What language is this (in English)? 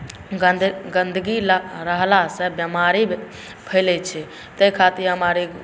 Maithili